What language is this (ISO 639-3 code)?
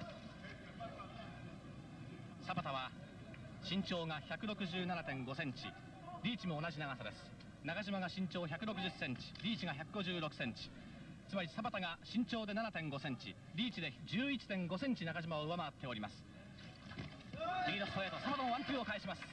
jpn